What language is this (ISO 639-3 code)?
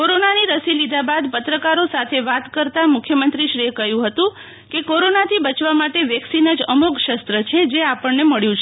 guj